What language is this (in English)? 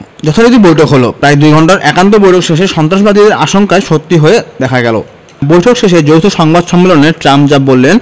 Bangla